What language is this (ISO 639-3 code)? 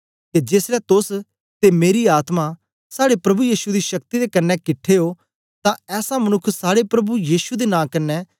doi